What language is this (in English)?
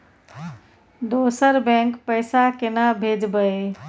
Maithili